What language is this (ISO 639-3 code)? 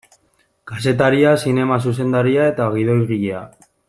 eus